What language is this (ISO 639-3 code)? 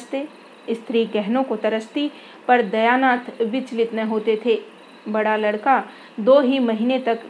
hin